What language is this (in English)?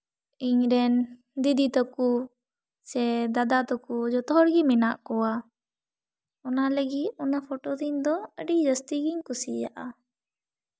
Santali